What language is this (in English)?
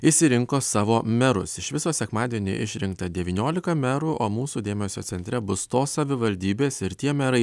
Lithuanian